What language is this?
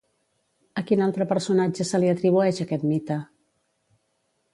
Catalan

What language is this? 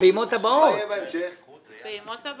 Hebrew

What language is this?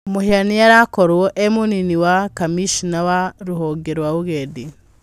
Kikuyu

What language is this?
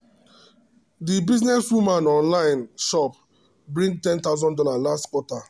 Nigerian Pidgin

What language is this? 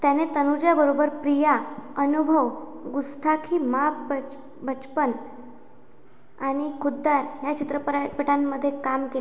Marathi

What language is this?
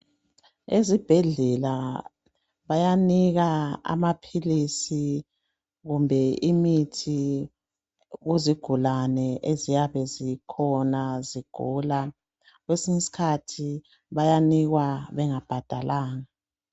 North Ndebele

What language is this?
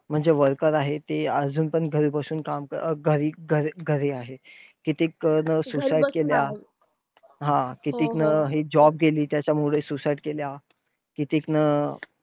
Marathi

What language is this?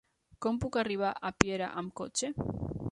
Catalan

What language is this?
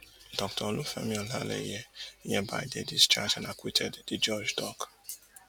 Nigerian Pidgin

